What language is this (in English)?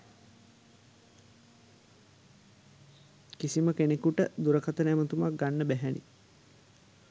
Sinhala